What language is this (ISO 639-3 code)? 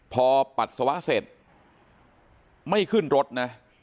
tha